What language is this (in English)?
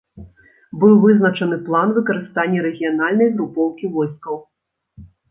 Belarusian